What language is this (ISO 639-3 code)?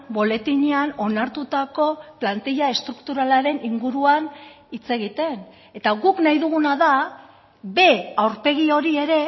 eus